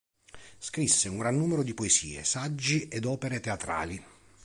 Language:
Italian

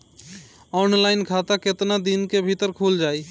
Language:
Bhojpuri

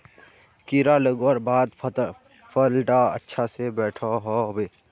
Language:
Magahi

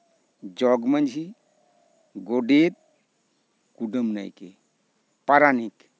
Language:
Santali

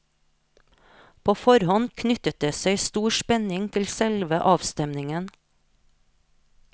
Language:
Norwegian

